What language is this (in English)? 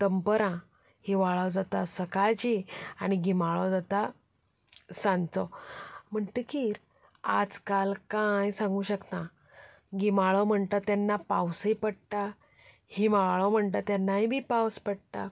Konkani